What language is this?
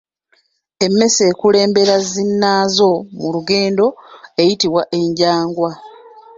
Ganda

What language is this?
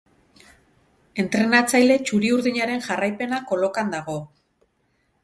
Basque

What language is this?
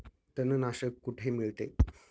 Marathi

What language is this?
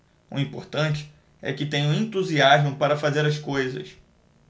Portuguese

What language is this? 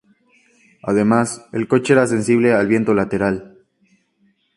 Spanish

